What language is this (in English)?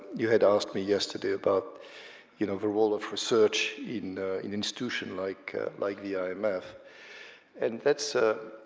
English